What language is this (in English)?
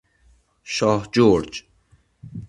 Persian